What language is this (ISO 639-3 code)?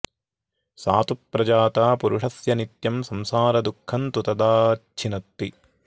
san